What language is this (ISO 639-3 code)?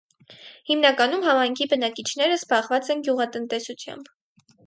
hye